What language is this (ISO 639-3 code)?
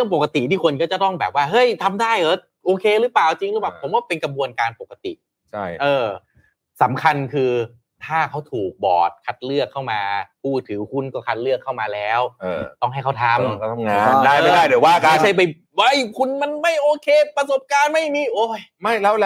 tha